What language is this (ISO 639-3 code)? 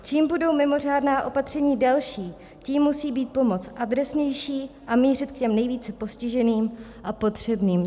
ces